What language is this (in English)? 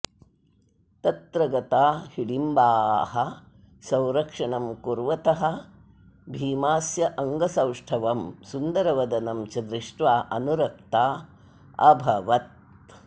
Sanskrit